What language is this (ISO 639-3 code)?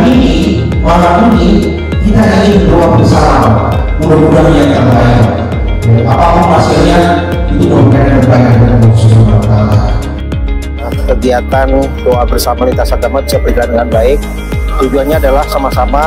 ind